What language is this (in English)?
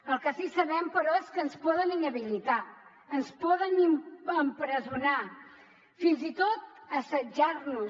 Catalan